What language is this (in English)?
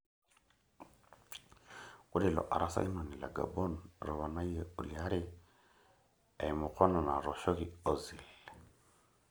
Masai